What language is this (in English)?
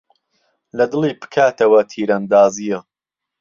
Central Kurdish